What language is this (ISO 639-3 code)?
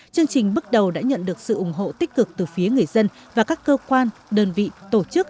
vie